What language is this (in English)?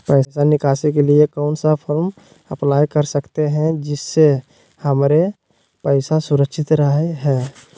Magahi